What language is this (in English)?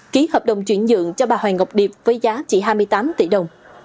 Vietnamese